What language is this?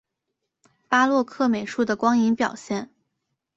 Chinese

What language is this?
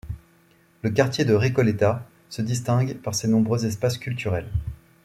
French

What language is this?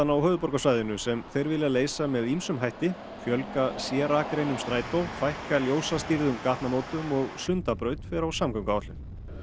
Icelandic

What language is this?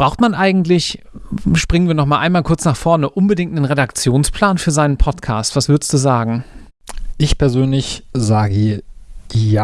German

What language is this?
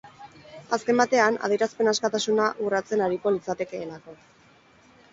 Basque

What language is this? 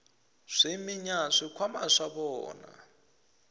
Tsonga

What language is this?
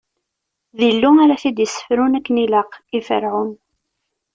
Kabyle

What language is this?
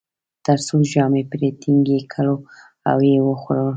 Pashto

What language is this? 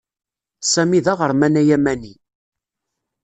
Kabyle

